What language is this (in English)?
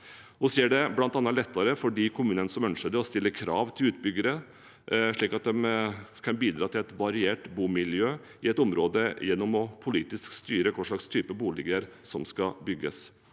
Norwegian